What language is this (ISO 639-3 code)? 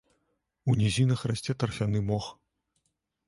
bel